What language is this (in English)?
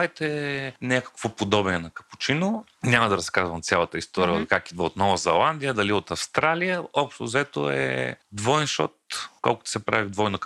Bulgarian